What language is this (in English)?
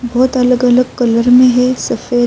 Urdu